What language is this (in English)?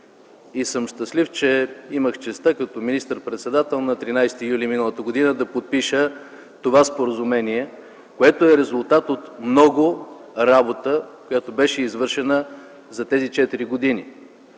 Bulgarian